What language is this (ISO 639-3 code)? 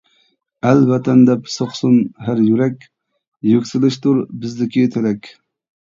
uig